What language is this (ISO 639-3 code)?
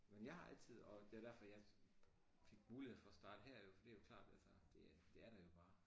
dan